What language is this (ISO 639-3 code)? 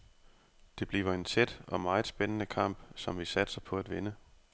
dan